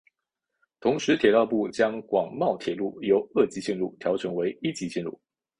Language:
Chinese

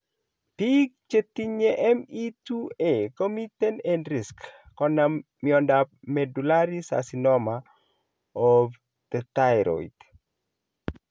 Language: Kalenjin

